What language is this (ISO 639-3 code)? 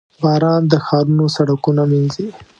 pus